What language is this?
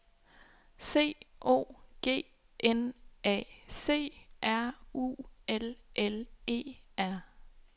Danish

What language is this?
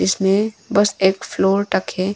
Hindi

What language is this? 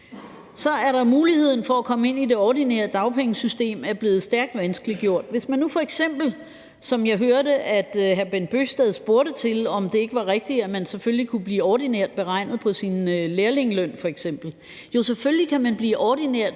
Danish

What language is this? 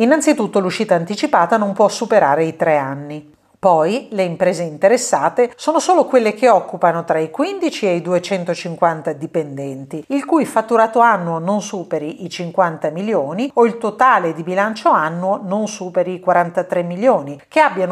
Italian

